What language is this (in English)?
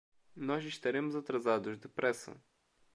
Portuguese